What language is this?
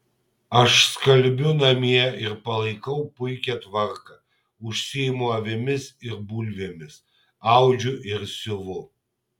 Lithuanian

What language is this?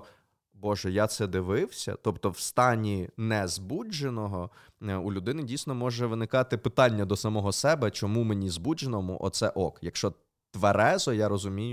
Ukrainian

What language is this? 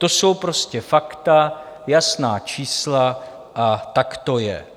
Czech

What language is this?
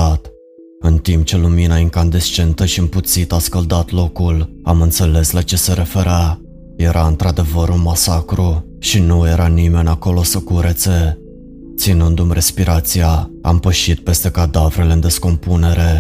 Romanian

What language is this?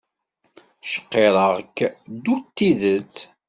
Kabyle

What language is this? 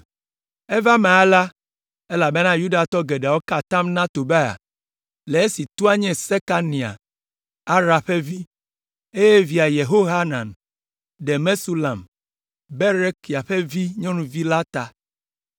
Ewe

